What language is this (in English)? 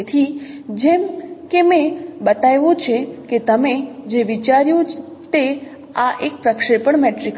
Gujarati